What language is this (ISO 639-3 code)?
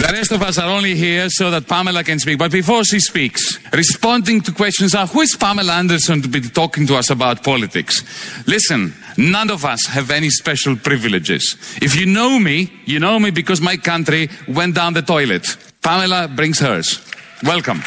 ell